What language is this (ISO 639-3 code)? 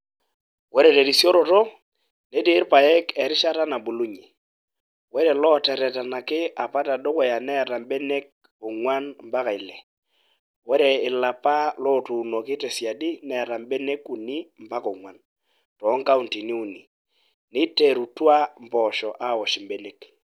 mas